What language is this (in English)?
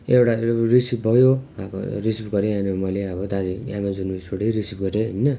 Nepali